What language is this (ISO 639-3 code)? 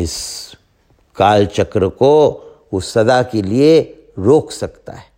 hin